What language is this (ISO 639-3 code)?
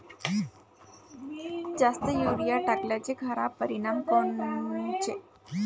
mar